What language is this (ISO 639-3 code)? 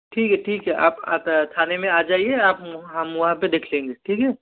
hin